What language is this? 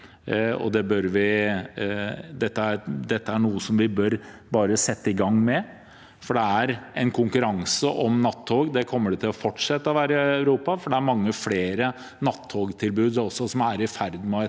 Norwegian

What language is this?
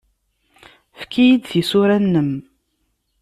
Kabyle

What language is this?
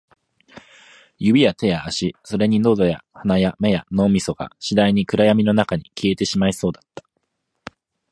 Japanese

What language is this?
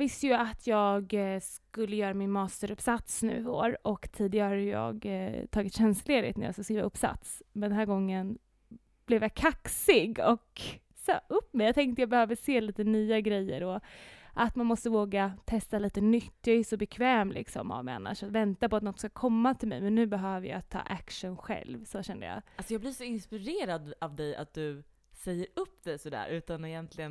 Swedish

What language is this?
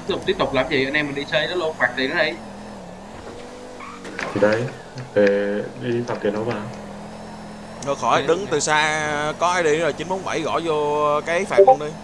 Vietnamese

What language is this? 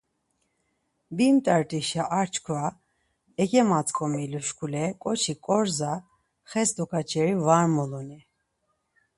Laz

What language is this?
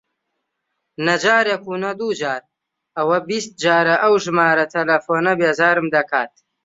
Central Kurdish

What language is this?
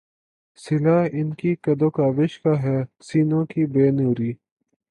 Urdu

